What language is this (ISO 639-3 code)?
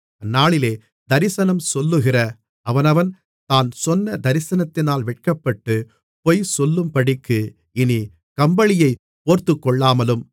tam